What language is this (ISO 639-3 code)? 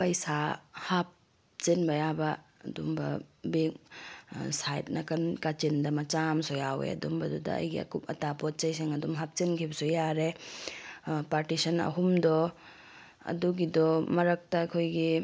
mni